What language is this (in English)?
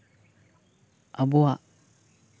Santali